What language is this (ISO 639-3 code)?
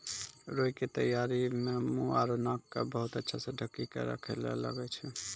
mai